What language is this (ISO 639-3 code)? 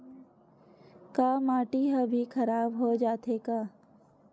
hne